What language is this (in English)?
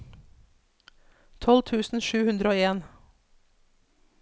Norwegian